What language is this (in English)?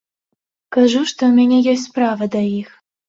Belarusian